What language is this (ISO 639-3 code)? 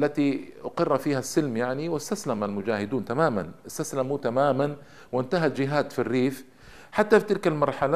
ara